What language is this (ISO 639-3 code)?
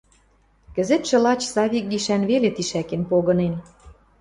mrj